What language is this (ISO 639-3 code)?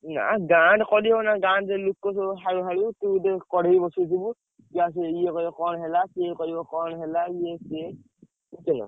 ori